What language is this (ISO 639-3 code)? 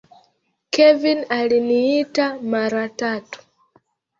swa